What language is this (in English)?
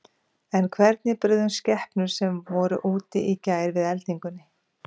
Icelandic